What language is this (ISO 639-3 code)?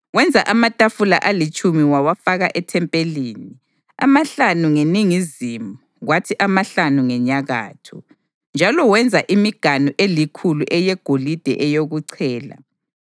nde